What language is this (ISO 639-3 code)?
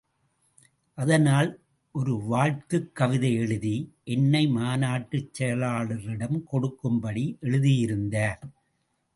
tam